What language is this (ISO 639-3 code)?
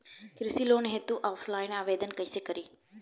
bho